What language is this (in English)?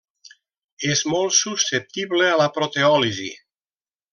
Catalan